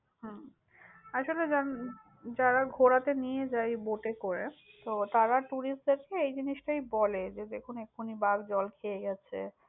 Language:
Bangla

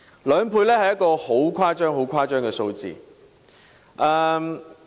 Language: Cantonese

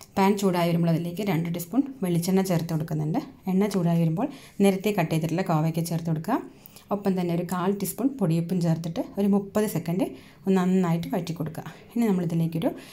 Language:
Malayalam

